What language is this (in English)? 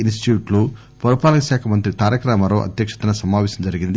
Telugu